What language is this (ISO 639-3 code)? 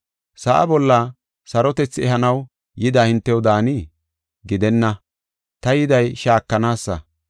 gof